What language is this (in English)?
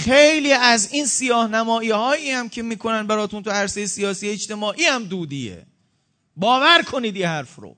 Persian